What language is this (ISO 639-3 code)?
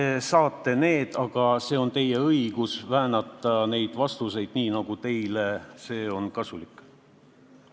est